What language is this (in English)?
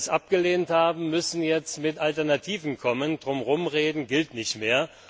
German